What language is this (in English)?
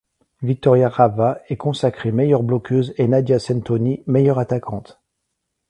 French